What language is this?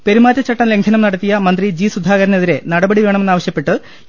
Malayalam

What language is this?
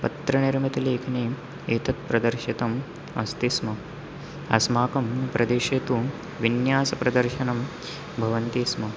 Sanskrit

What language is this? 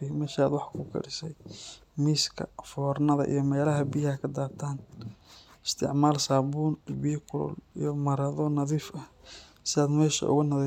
Somali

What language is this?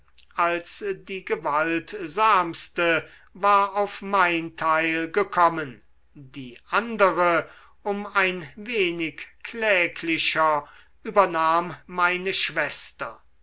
German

